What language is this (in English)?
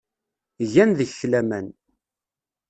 Kabyle